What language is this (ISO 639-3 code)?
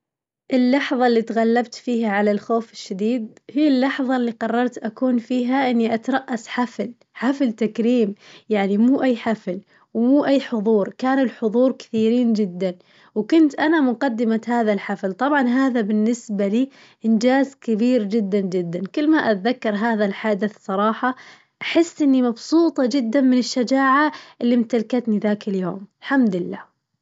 ars